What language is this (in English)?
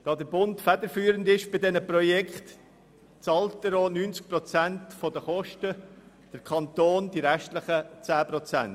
Swiss German